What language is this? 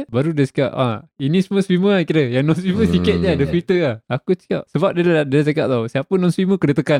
Malay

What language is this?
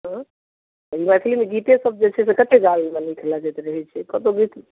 Maithili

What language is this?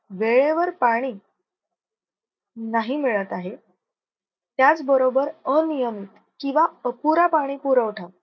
Marathi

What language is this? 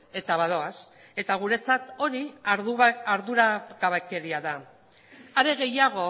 Basque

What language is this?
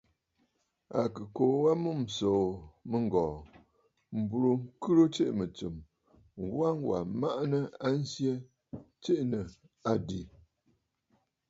Bafut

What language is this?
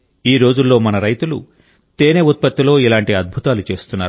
Telugu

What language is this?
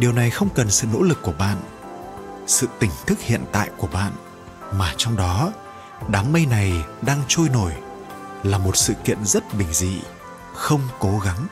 Vietnamese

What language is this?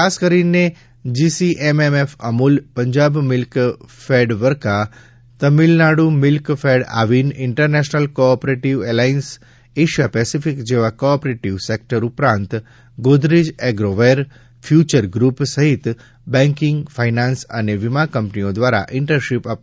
Gujarati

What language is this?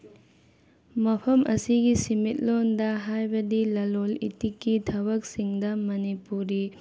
Manipuri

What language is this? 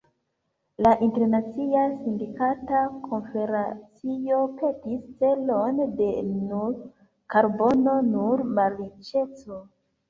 Esperanto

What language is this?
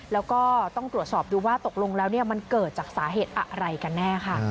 Thai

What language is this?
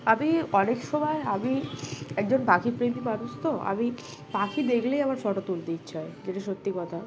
Bangla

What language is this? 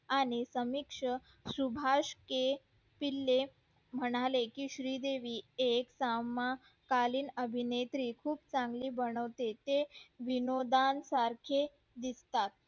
Marathi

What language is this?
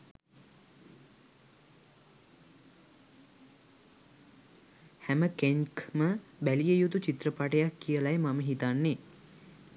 Sinhala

